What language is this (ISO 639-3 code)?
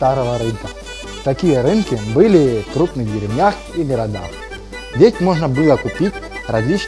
rus